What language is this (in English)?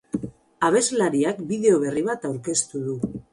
Basque